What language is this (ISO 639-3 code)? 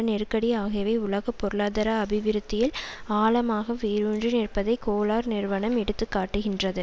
tam